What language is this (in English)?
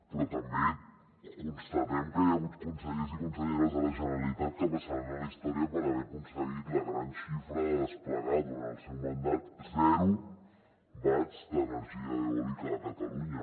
Catalan